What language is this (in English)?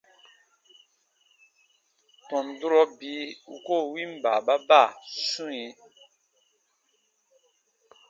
Baatonum